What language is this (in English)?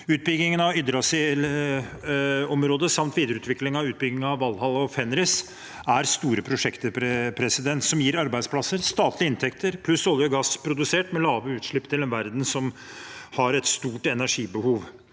Norwegian